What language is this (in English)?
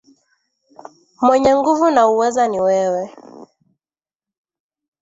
Swahili